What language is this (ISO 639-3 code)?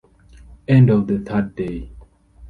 eng